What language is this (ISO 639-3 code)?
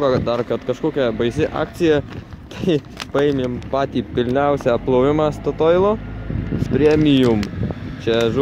lit